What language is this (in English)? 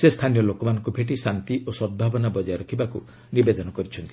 Odia